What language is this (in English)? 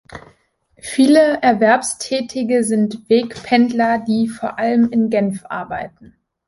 German